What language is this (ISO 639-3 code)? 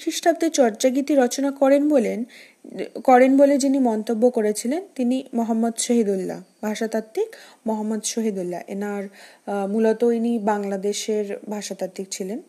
ben